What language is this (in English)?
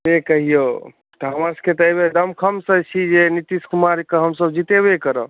Maithili